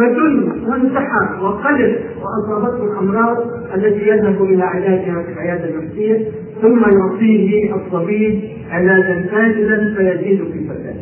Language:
Arabic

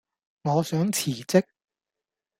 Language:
Cantonese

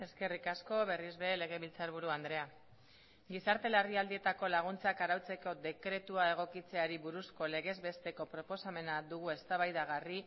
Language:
Basque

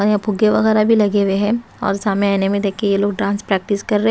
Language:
Hindi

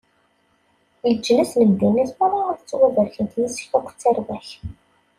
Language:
Kabyle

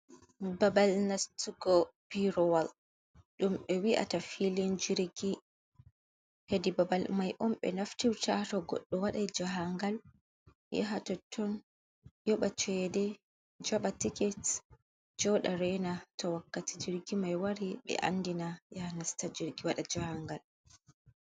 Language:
Fula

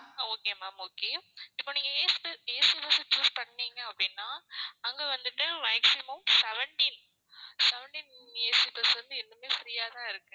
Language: Tamil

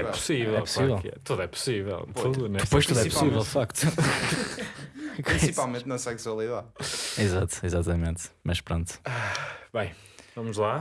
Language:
Portuguese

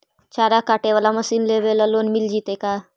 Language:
Magahi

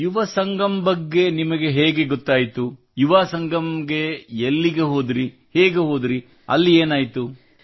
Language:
Kannada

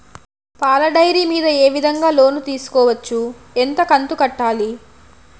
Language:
Telugu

